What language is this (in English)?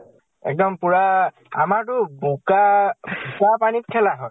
Assamese